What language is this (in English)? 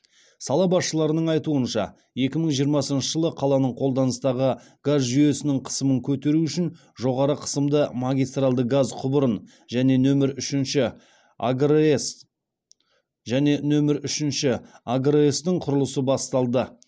Kazakh